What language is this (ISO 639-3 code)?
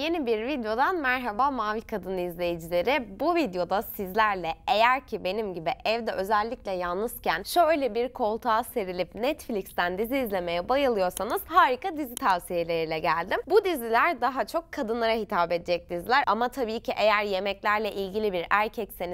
tur